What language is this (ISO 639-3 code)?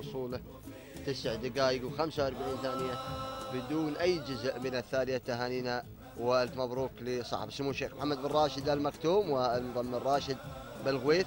ara